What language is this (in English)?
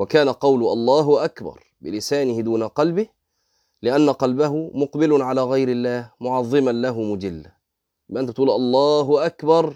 Arabic